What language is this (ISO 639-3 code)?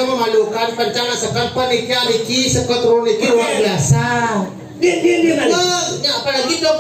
ind